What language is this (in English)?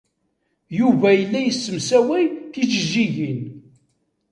Kabyle